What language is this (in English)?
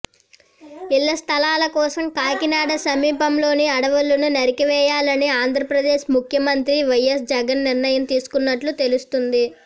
Telugu